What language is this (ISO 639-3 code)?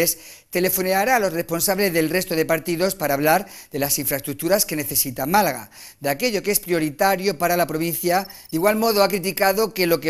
spa